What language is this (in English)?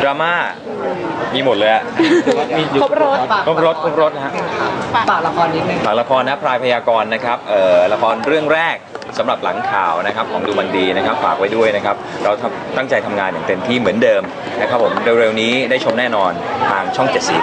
Thai